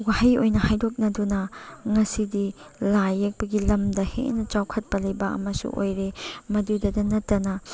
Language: Manipuri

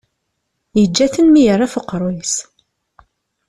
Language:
Kabyle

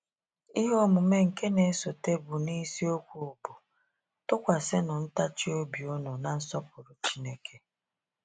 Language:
Igbo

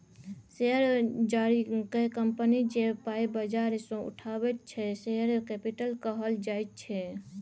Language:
Maithili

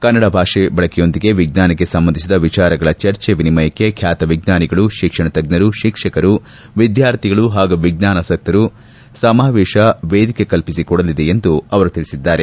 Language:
Kannada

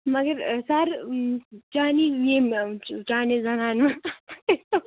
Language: Kashmiri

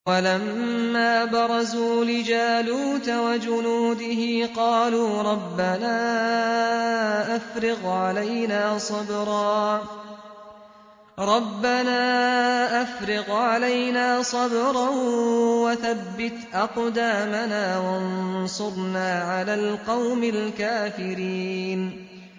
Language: Arabic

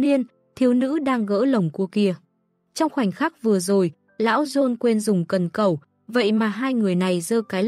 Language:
Vietnamese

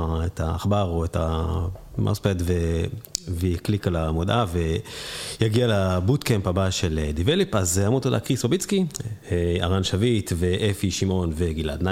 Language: Hebrew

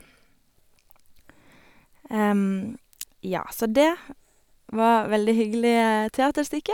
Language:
Norwegian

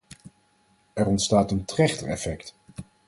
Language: Dutch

